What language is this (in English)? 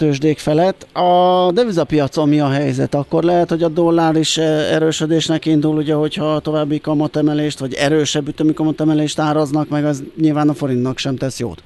Hungarian